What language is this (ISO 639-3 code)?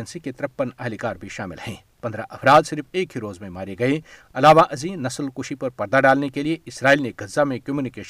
urd